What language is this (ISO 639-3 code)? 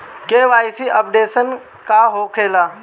bho